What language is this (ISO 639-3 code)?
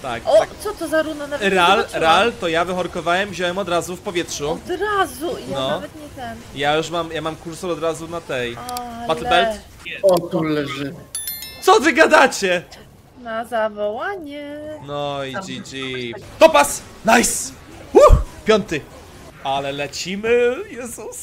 pol